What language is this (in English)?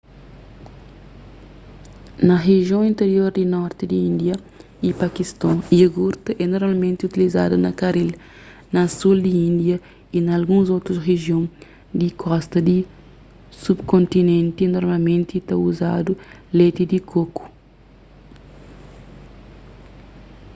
Kabuverdianu